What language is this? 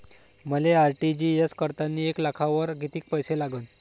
Marathi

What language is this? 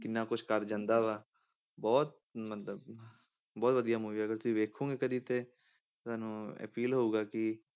Punjabi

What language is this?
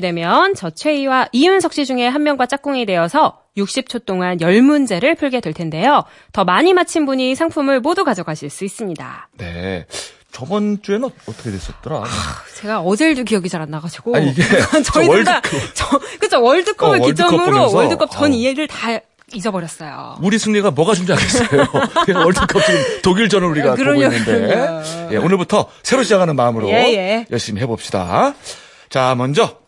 Korean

